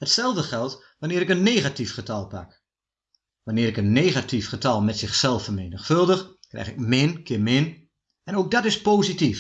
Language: Dutch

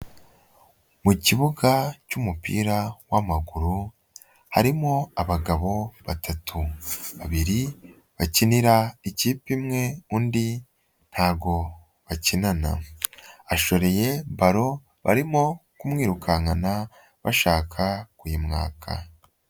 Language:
Kinyarwanda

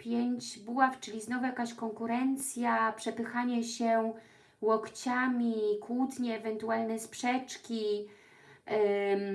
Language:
Polish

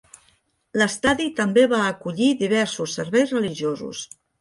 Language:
Catalan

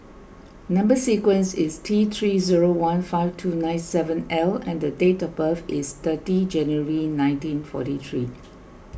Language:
English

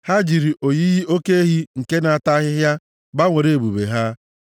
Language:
Igbo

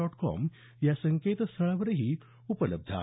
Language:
Marathi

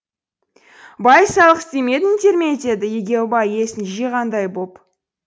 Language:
Kazakh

